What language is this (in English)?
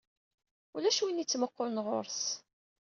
Kabyle